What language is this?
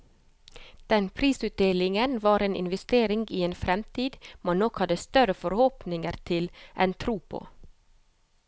Norwegian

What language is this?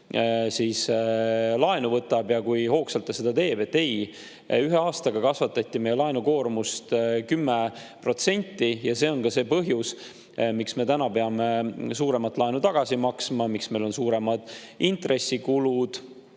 Estonian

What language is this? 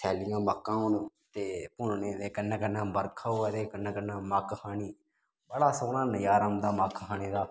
Dogri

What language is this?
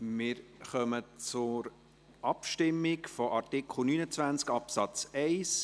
Swiss German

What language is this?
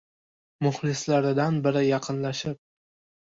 Uzbek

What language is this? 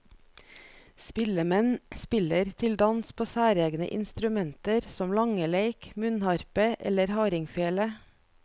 Norwegian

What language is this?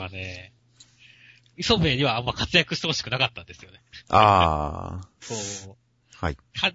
Japanese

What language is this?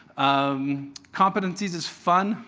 English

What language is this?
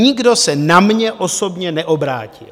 Czech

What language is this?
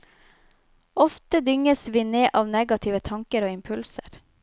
Norwegian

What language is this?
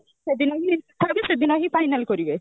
Odia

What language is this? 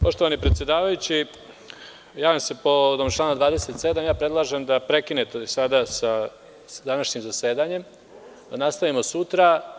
Serbian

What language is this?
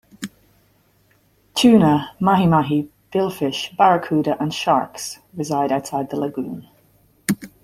English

